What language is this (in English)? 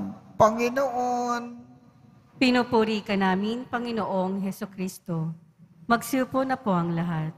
Filipino